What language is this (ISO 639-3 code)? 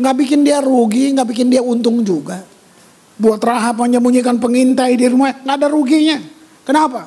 ind